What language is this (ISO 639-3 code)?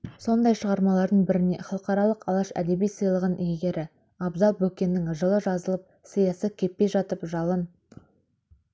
kaz